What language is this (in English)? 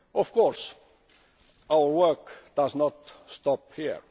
English